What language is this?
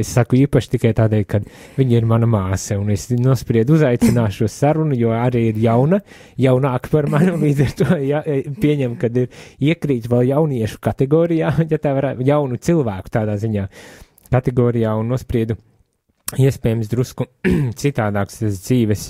Latvian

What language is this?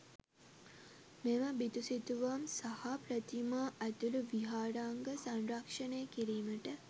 Sinhala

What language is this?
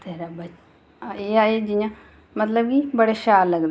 Dogri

